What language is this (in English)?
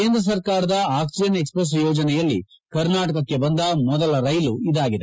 Kannada